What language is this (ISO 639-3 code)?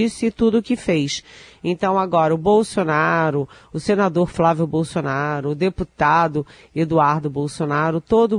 por